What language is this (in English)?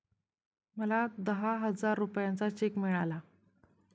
Marathi